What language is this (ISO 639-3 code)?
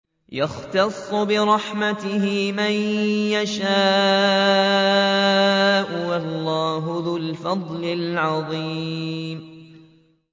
ara